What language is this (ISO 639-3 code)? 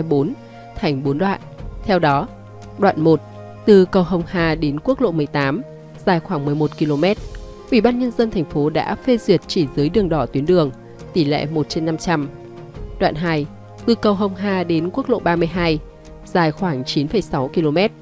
vie